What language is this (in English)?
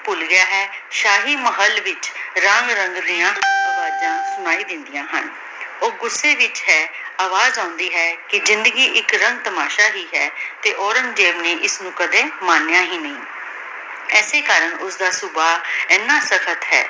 Punjabi